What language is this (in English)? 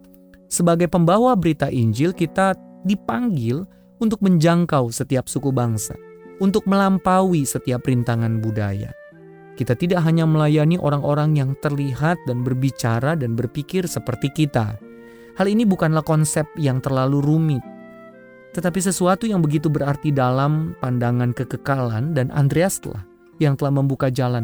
Indonesian